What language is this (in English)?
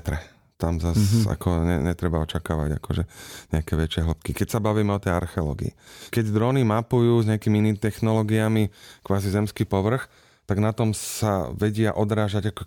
Slovak